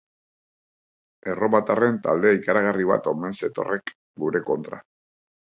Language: Basque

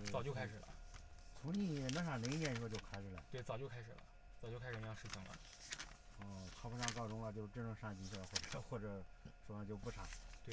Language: Chinese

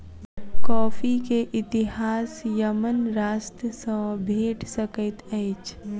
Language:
Maithili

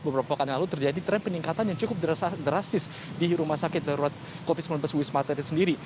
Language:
Indonesian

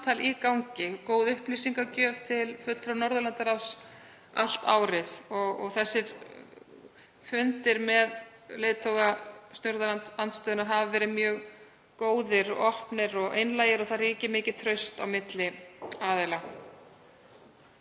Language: Icelandic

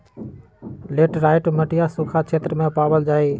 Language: Magahi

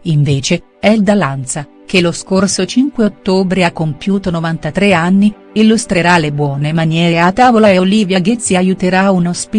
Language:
Italian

